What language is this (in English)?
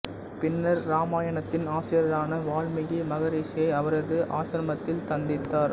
Tamil